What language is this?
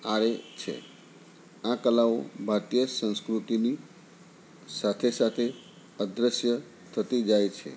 Gujarati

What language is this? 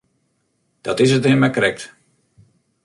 Western Frisian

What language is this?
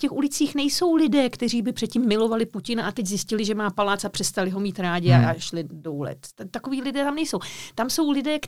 Czech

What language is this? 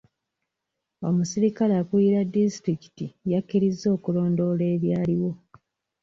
Ganda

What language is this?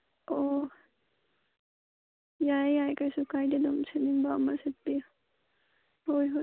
Manipuri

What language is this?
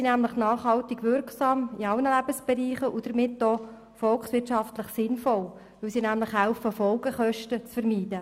Swiss German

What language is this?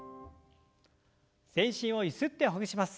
Japanese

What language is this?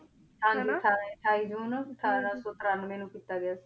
Punjabi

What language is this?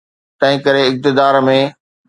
Sindhi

